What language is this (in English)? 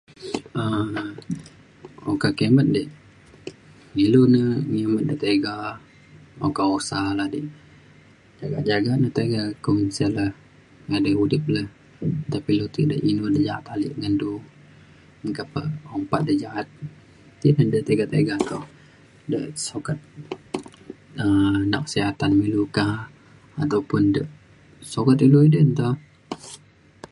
Mainstream Kenyah